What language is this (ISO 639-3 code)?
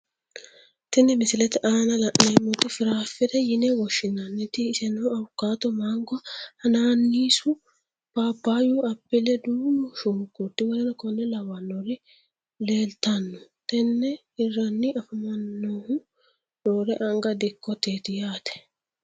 sid